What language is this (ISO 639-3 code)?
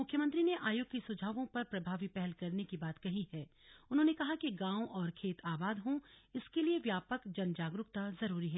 hin